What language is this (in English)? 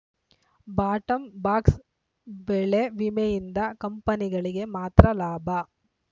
Kannada